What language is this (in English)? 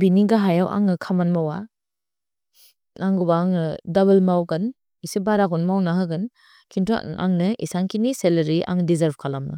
Bodo